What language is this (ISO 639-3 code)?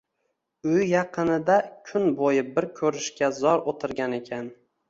uzb